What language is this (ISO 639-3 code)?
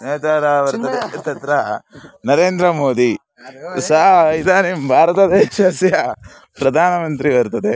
san